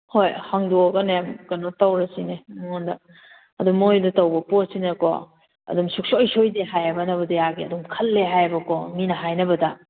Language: Manipuri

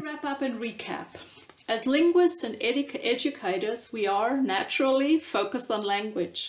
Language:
English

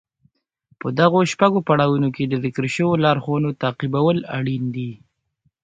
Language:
Pashto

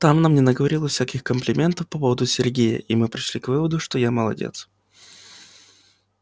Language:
Russian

